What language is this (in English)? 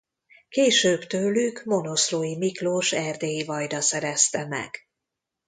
Hungarian